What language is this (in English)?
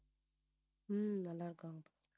Tamil